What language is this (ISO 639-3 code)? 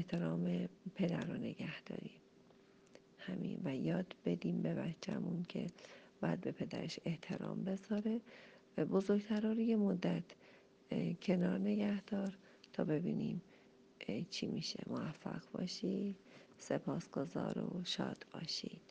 fas